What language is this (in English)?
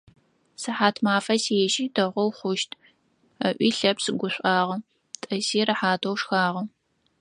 Adyghe